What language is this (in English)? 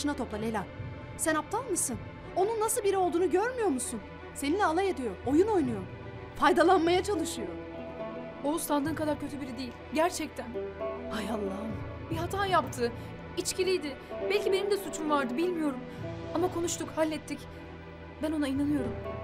Turkish